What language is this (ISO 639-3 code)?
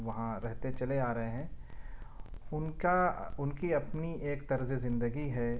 urd